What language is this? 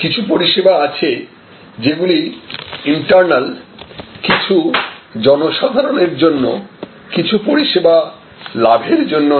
Bangla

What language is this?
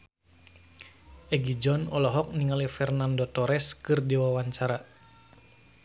Sundanese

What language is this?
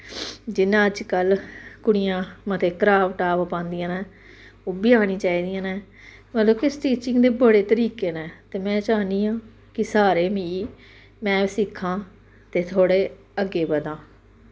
Dogri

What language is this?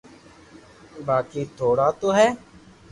Loarki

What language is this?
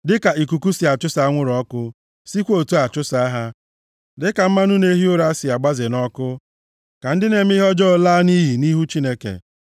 Igbo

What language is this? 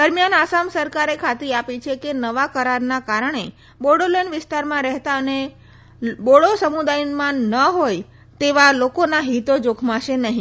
Gujarati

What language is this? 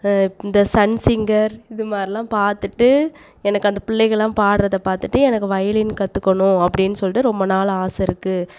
Tamil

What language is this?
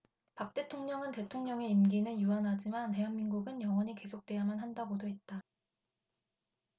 Korean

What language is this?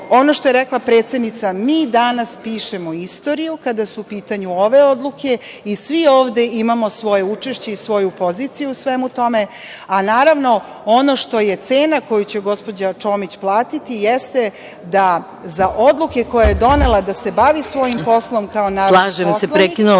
Serbian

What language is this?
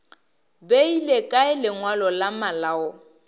Northern Sotho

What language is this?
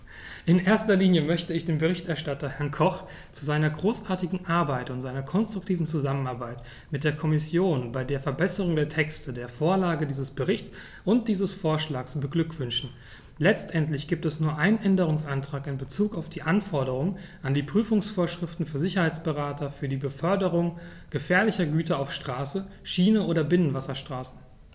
German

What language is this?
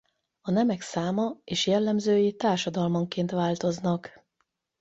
Hungarian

